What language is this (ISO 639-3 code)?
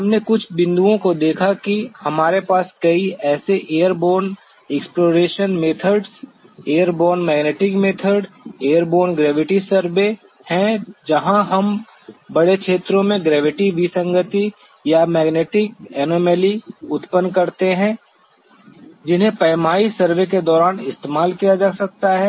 hin